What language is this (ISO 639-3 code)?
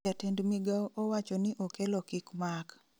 luo